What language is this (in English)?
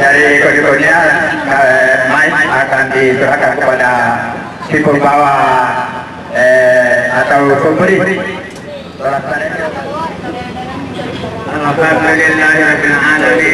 Indonesian